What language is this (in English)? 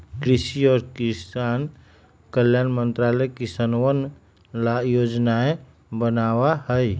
Magahi